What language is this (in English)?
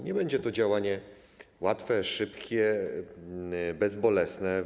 Polish